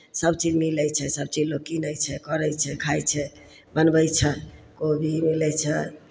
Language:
Maithili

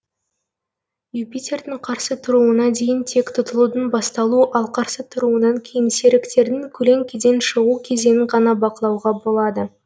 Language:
Kazakh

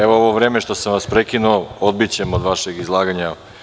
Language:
Serbian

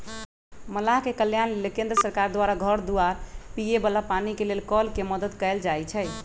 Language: Magahi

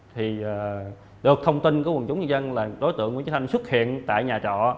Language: Vietnamese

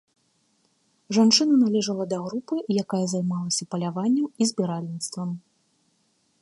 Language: Belarusian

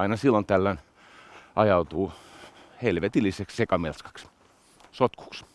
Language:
Finnish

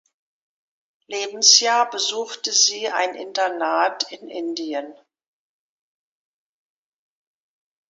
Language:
German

